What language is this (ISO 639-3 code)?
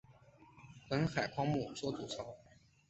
zho